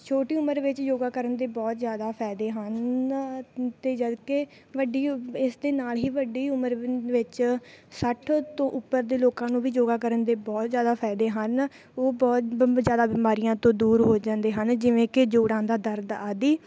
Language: Punjabi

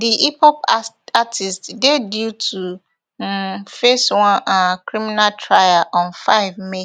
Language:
Nigerian Pidgin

